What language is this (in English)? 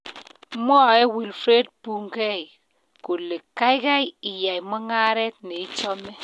Kalenjin